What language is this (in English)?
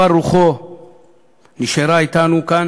Hebrew